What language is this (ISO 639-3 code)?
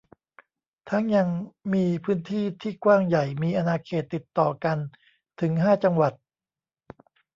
tha